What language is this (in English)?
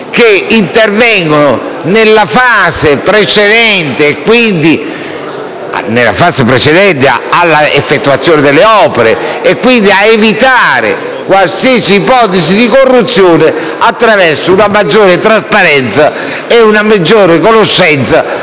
Italian